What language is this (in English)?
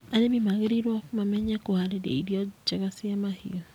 Kikuyu